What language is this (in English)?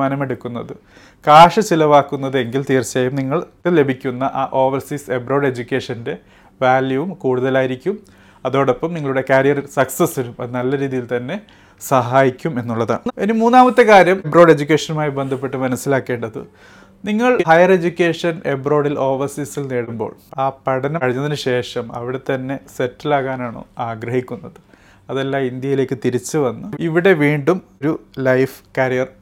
Malayalam